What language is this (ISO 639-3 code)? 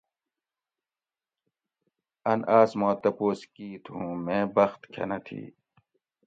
gwc